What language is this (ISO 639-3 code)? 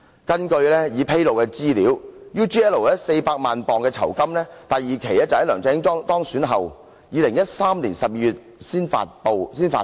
yue